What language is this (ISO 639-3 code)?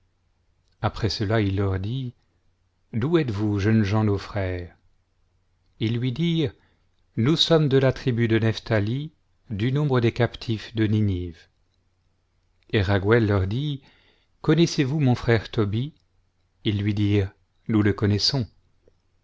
fra